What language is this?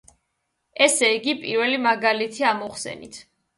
Georgian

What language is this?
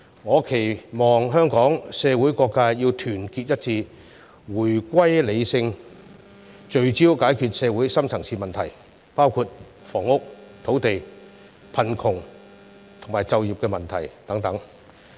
Cantonese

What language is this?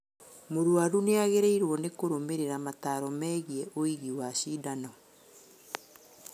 Kikuyu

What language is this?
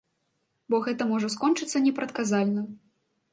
Belarusian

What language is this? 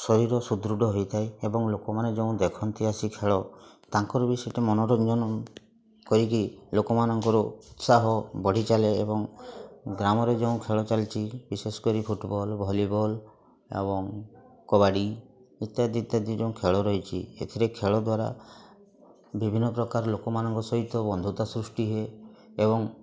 Odia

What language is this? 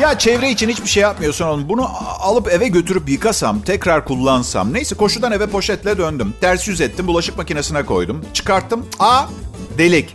Turkish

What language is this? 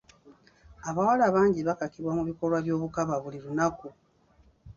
Ganda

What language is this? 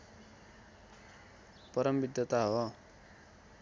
Nepali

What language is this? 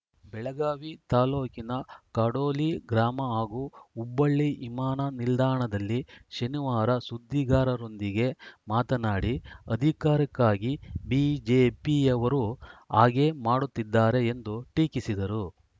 Kannada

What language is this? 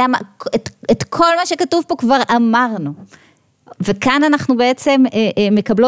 Hebrew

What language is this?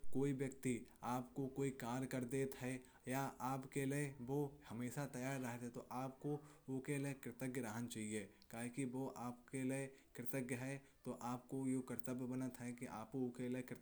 Kanauji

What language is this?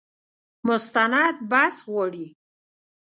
Pashto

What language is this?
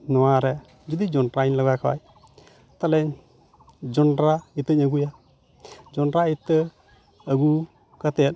Santali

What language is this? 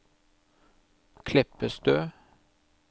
Norwegian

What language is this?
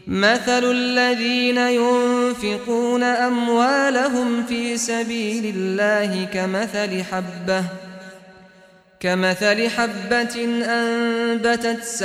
Arabic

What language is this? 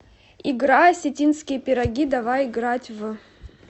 Russian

